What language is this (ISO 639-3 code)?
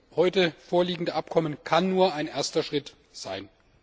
deu